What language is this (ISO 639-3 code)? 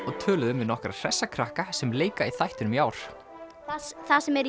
isl